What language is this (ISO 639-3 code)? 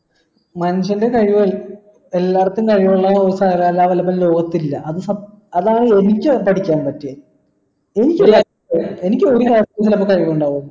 mal